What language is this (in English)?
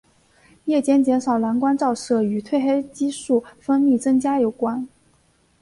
Chinese